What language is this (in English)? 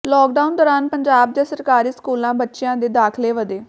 Punjabi